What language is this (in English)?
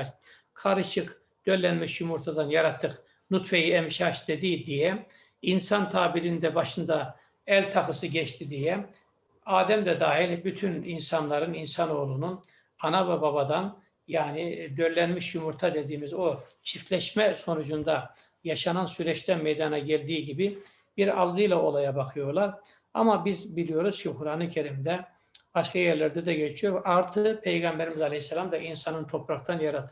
Turkish